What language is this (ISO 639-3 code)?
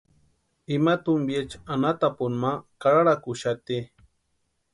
pua